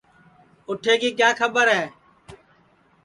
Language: Sansi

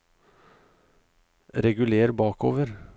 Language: Norwegian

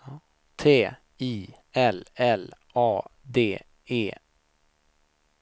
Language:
Swedish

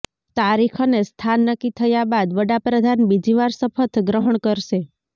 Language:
Gujarati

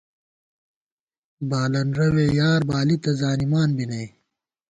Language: Gawar-Bati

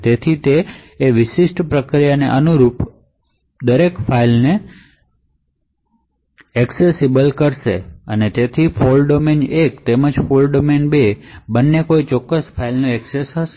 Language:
Gujarati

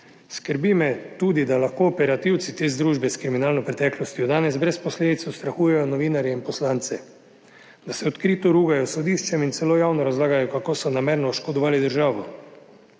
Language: Slovenian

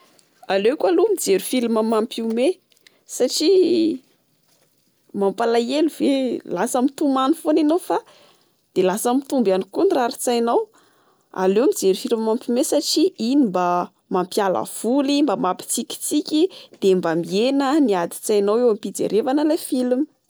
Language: Malagasy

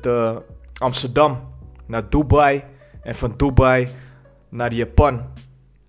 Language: Dutch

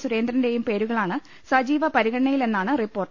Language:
Malayalam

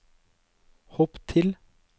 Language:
Norwegian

